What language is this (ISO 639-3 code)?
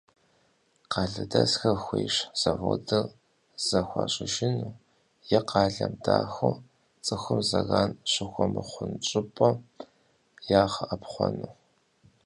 kbd